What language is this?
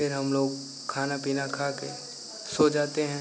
Hindi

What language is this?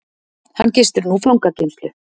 Icelandic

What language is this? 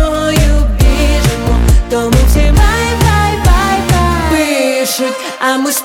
Ukrainian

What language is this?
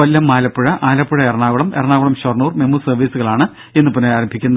Malayalam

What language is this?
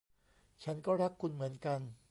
Thai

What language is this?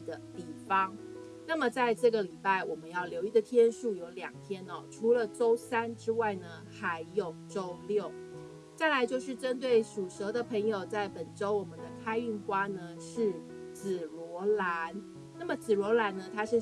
Chinese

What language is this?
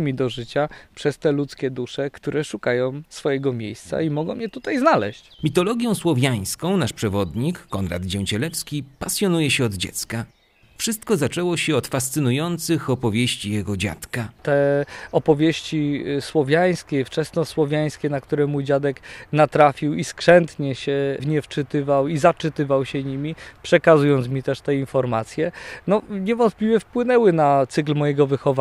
Polish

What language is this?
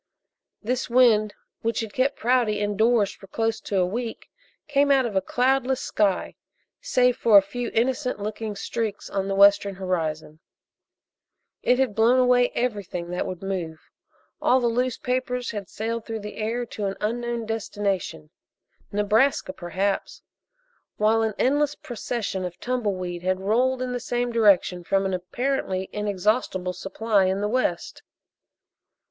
English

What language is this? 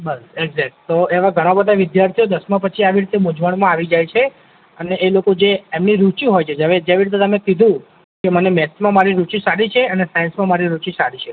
Gujarati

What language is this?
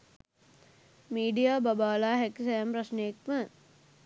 Sinhala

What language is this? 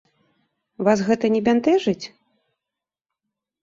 Belarusian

